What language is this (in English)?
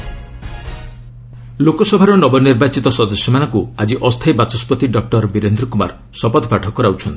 Odia